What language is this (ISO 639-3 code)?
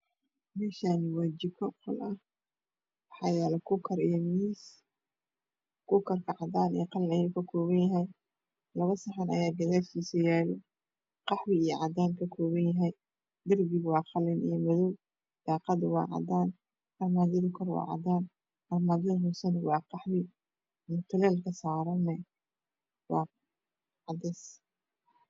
som